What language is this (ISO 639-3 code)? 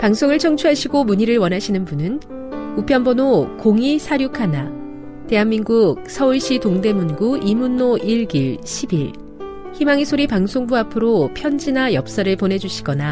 kor